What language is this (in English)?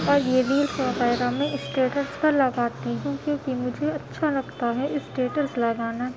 Urdu